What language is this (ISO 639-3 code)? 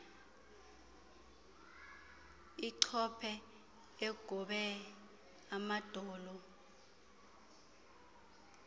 xho